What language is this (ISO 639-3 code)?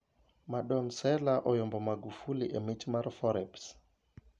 luo